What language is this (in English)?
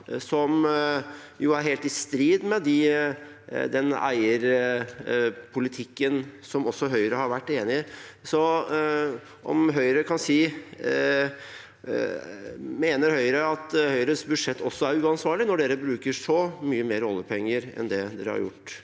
Norwegian